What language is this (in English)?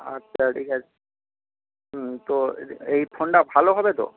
Bangla